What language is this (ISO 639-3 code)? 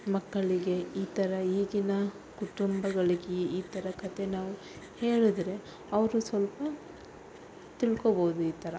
kan